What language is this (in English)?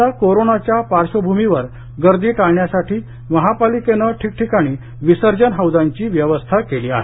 Marathi